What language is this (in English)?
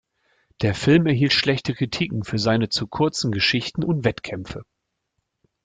German